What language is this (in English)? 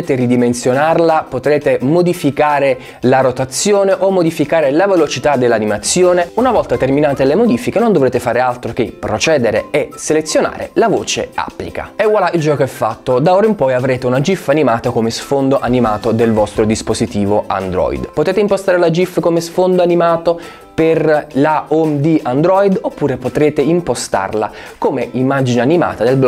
Italian